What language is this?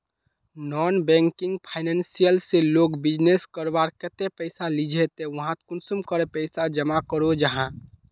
Magahi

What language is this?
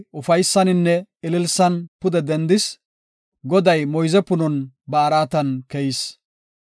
Gofa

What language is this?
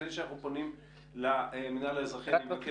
Hebrew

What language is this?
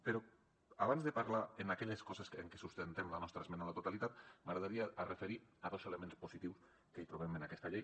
Catalan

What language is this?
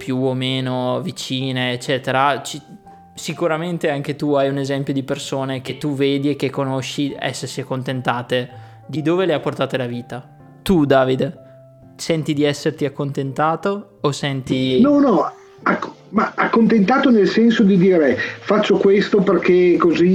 Italian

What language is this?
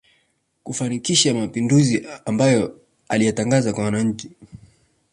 Swahili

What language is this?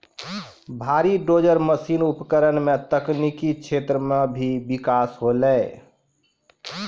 Maithili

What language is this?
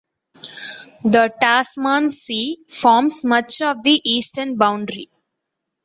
English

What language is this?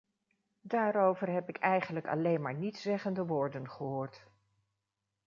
Dutch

